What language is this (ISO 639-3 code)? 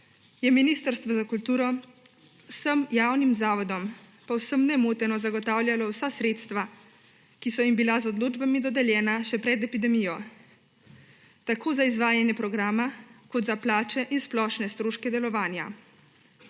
slv